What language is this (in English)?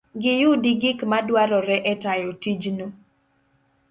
Luo (Kenya and Tanzania)